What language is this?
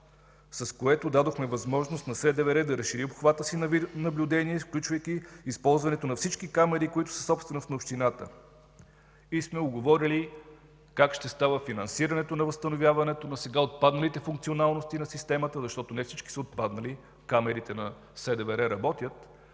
Bulgarian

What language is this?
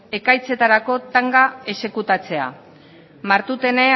Basque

